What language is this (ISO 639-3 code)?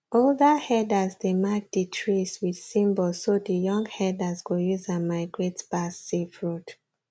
pcm